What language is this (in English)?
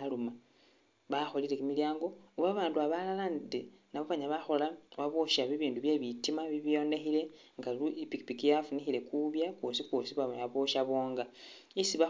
Masaaba